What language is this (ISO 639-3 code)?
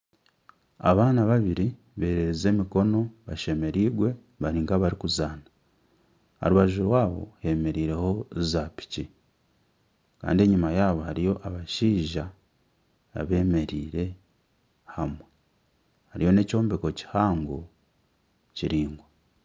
nyn